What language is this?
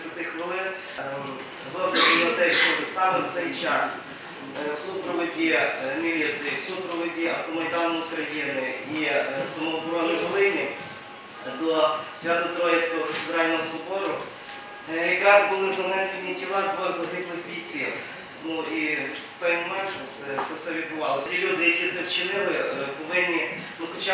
Ukrainian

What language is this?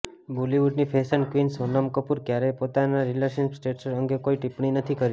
Gujarati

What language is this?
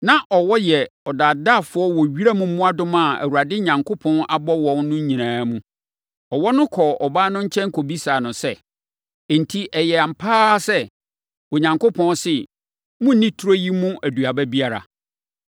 Akan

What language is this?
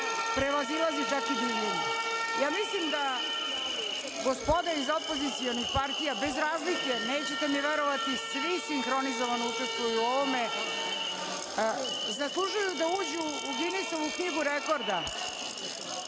Serbian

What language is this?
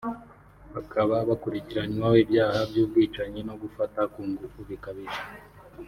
Kinyarwanda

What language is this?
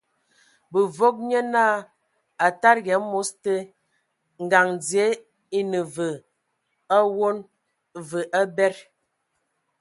Ewondo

